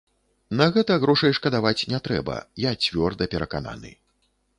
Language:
Belarusian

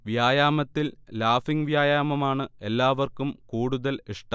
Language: Malayalam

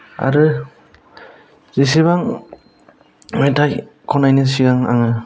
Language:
Bodo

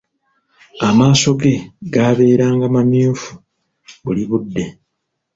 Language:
Ganda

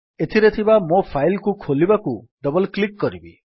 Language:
Odia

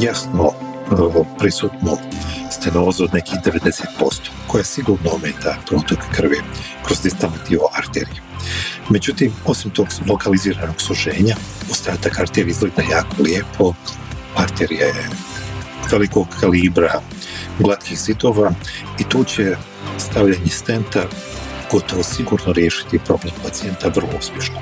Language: Croatian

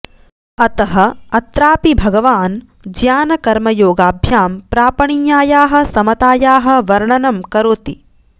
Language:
Sanskrit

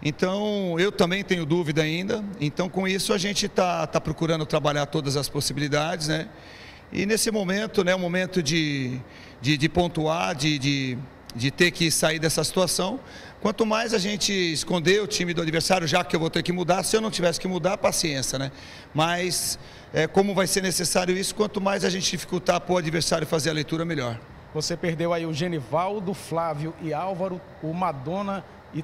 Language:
Portuguese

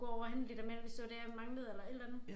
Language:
Danish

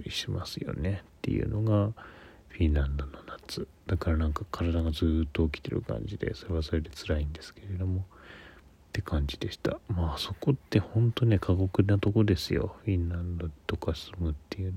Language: Japanese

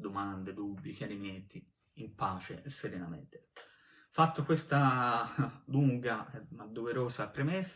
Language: Italian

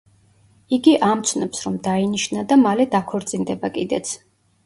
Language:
Georgian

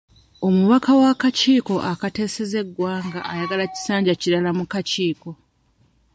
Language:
Ganda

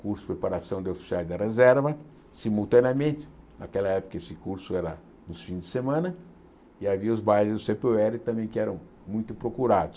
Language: Portuguese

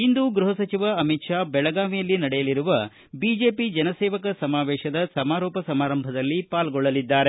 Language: Kannada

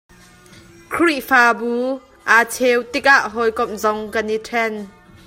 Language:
Hakha Chin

